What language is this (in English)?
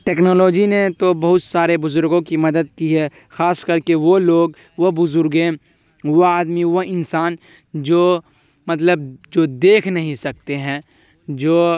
Urdu